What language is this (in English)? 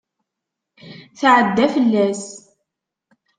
Kabyle